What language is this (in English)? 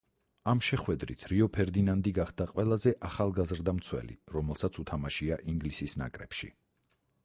Georgian